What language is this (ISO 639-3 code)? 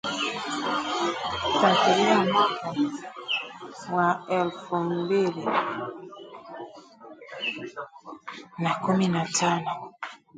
swa